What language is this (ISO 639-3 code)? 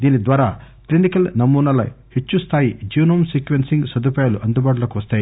tel